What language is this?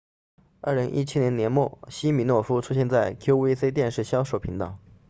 Chinese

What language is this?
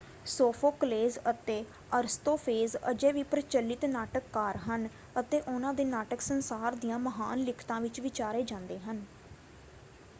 Punjabi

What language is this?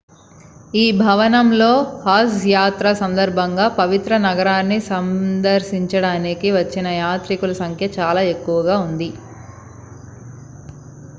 Telugu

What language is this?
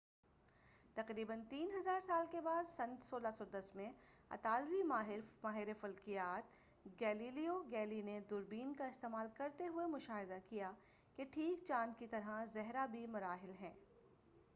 Urdu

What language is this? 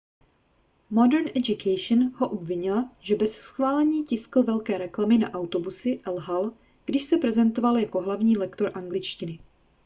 Czech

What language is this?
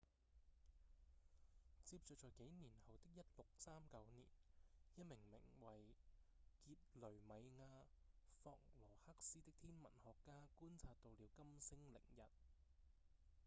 Cantonese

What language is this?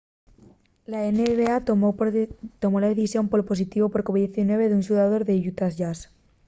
Asturian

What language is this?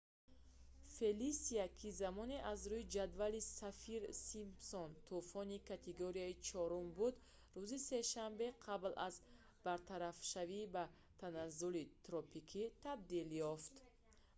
Tajik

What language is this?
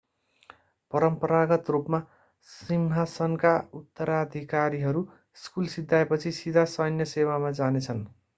Nepali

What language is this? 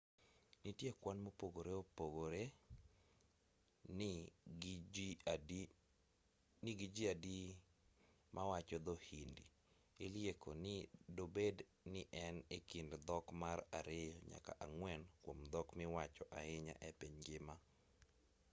Luo (Kenya and Tanzania)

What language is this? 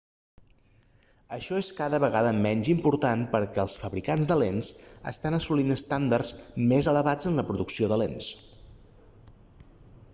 Catalan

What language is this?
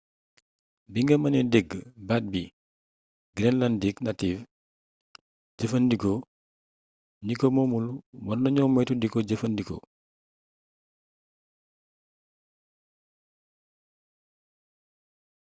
Wolof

